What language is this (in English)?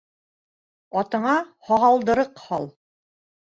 Bashkir